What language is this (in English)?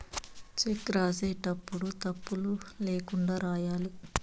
Telugu